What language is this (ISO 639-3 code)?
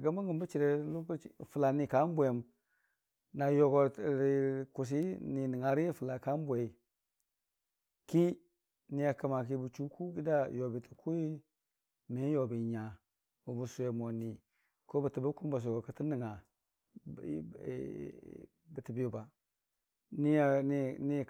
cfa